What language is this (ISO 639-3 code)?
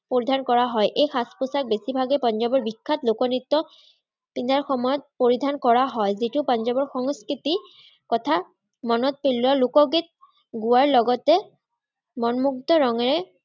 asm